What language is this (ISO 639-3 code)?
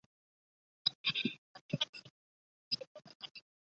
zho